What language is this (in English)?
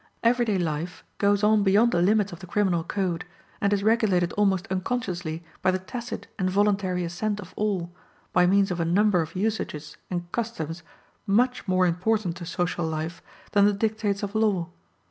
English